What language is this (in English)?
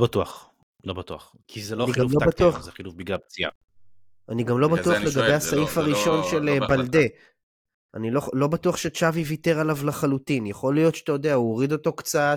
Hebrew